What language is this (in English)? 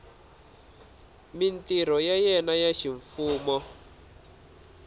Tsonga